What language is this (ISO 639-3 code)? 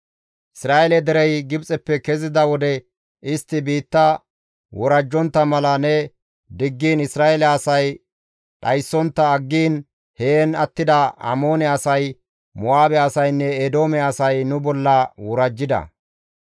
gmv